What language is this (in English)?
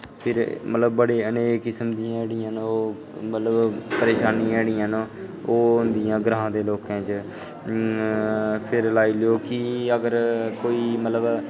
Dogri